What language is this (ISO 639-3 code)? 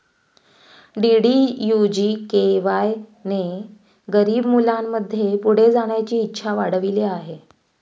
mar